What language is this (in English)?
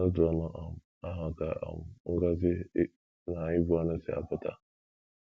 Igbo